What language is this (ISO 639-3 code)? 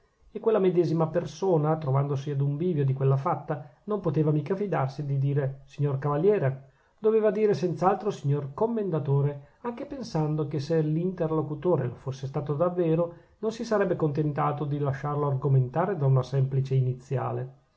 ita